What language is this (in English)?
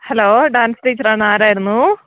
Malayalam